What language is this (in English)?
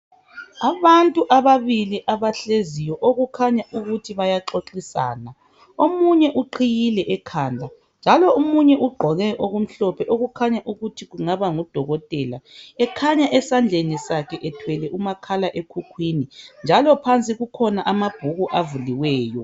North Ndebele